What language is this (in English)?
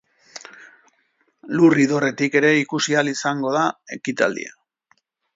Basque